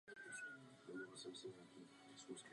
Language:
Czech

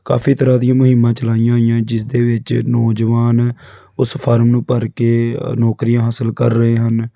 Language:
Punjabi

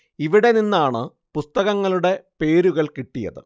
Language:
Malayalam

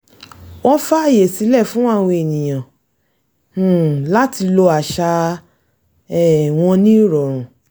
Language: Yoruba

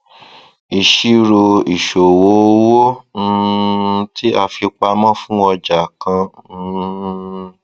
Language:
Yoruba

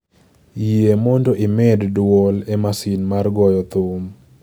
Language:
Luo (Kenya and Tanzania)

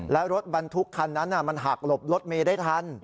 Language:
Thai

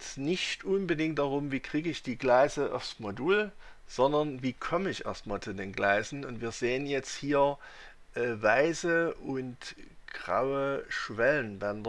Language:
German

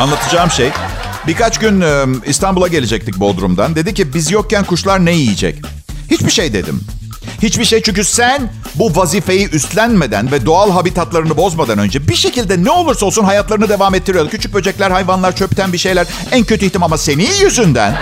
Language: Turkish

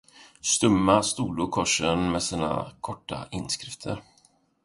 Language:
Swedish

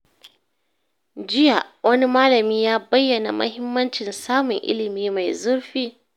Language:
Hausa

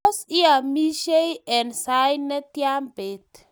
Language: Kalenjin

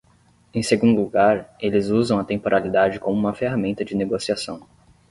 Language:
Portuguese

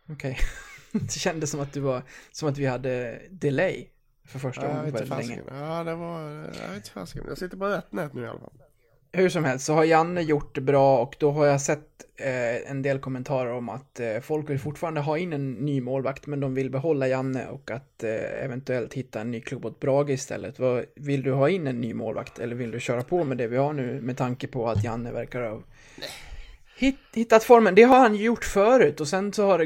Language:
Swedish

